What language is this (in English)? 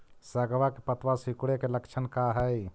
Magahi